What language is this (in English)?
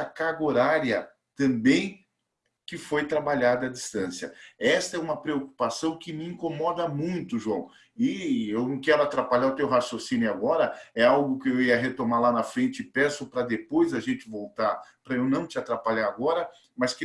Portuguese